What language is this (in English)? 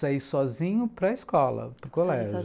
Portuguese